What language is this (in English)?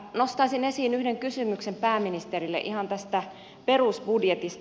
Finnish